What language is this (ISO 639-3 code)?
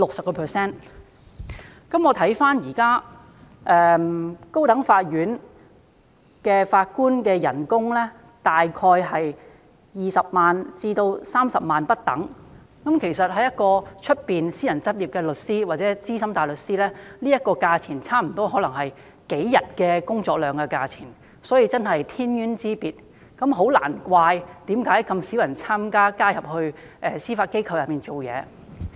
yue